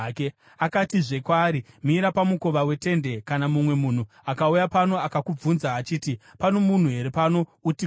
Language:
Shona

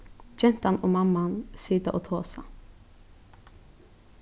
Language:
Faroese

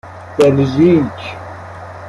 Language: Persian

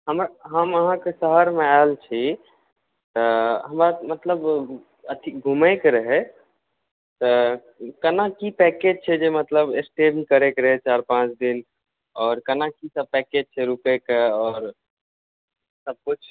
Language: Maithili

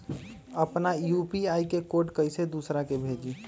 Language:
Magahi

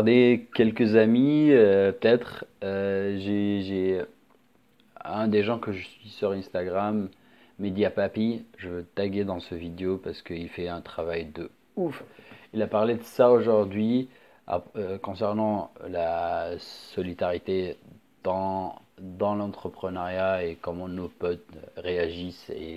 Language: French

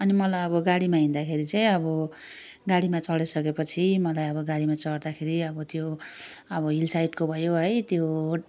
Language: Nepali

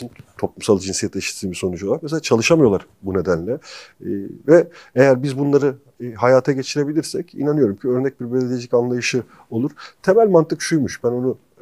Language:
Turkish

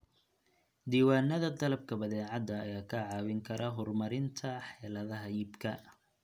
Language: Somali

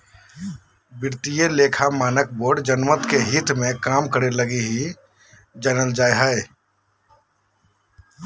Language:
Magahi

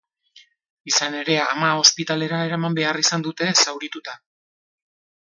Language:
Basque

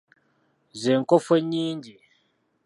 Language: Ganda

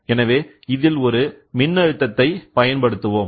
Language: Tamil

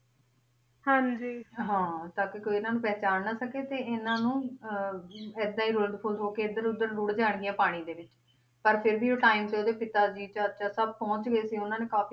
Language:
Punjabi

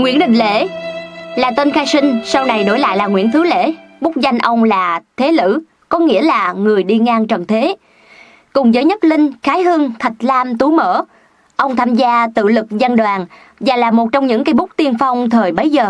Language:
Vietnamese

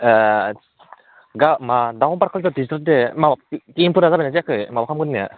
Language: Bodo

